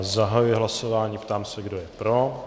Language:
Czech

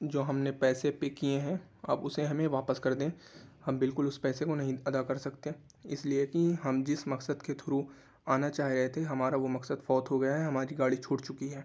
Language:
Urdu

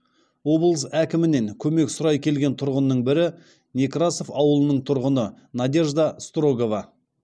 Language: Kazakh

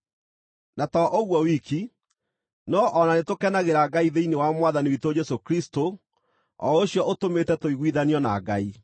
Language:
Kikuyu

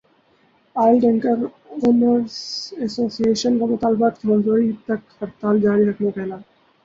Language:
Urdu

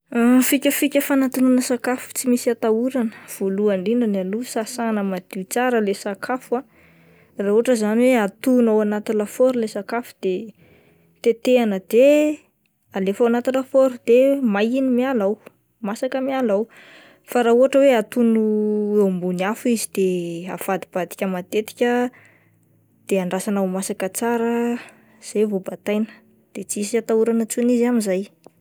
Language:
Malagasy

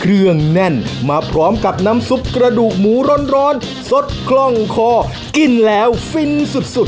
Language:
Thai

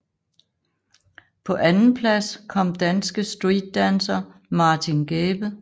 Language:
Danish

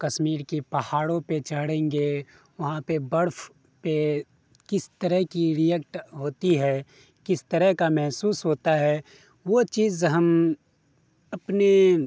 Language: Urdu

